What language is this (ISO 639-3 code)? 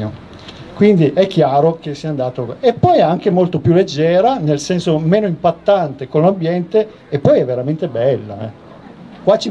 ita